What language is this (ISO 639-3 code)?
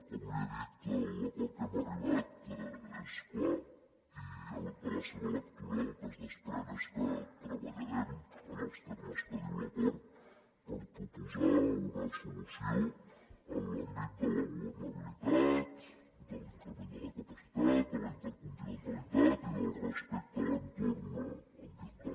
cat